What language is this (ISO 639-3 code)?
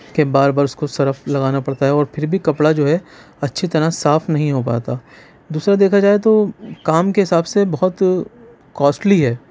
urd